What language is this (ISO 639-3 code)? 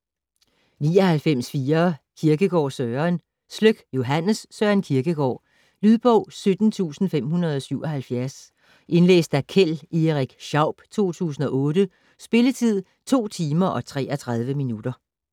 dan